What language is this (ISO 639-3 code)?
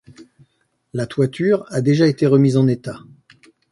fra